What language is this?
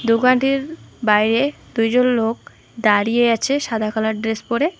Bangla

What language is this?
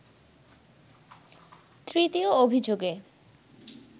Bangla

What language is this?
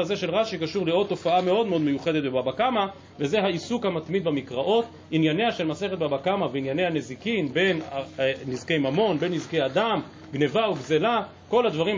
Hebrew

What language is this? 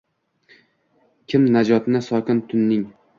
Uzbek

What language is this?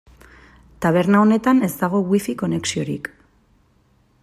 Basque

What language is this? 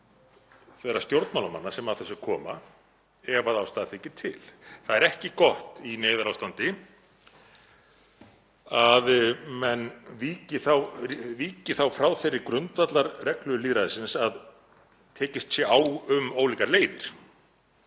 Icelandic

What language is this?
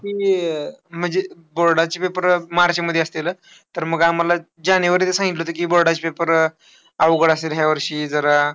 Marathi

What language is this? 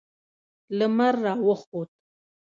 Pashto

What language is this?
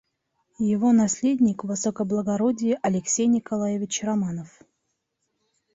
Bashkir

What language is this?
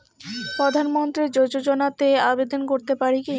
Bangla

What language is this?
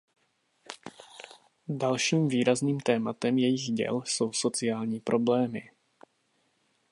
Czech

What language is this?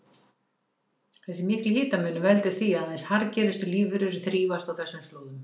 Icelandic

